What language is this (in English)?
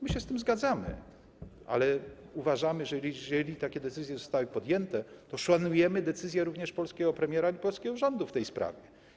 Polish